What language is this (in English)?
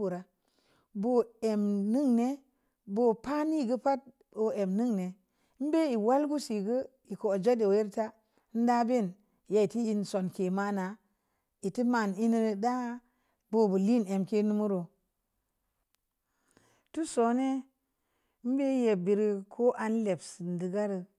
Samba Leko